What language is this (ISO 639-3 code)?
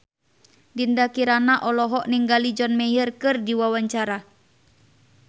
sun